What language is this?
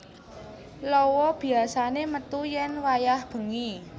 Javanese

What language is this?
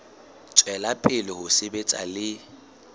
Southern Sotho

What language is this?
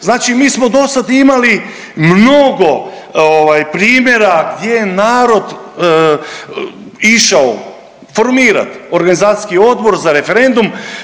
Croatian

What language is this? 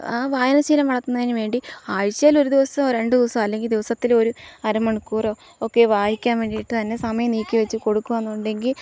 Malayalam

